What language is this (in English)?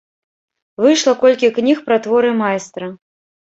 Belarusian